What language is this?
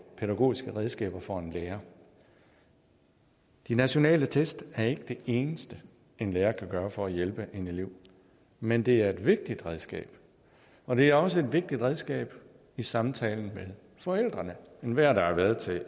Danish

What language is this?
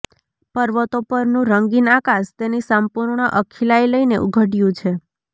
Gujarati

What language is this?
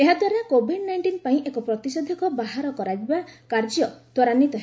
Odia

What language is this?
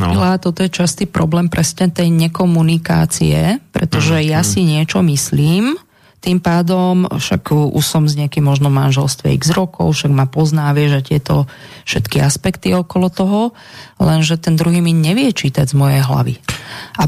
Slovak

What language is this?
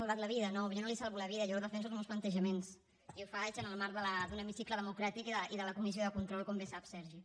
Catalan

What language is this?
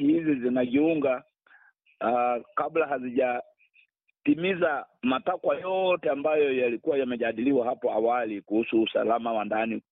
Swahili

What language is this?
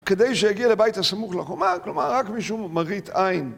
Hebrew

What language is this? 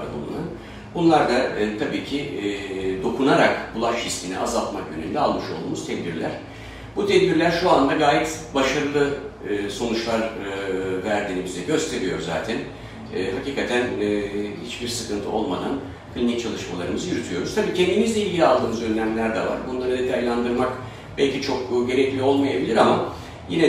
Turkish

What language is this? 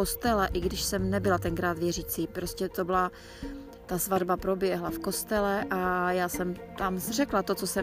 Czech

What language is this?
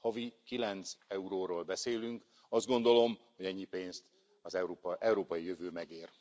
Hungarian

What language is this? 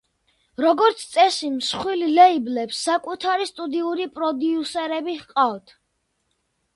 Georgian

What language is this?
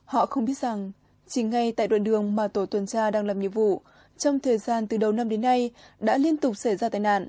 Vietnamese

